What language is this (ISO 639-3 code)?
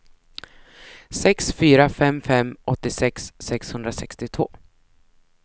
swe